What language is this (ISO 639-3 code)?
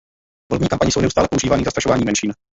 ces